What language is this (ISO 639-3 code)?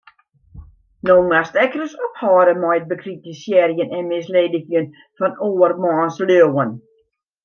fry